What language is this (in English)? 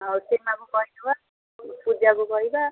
Odia